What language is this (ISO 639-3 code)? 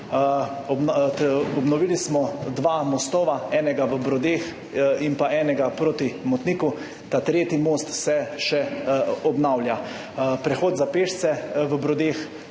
slv